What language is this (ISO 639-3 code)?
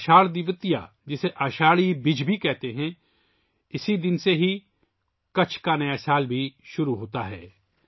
urd